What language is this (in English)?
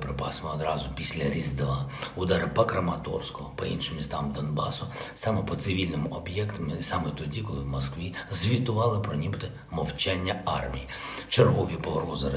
Ukrainian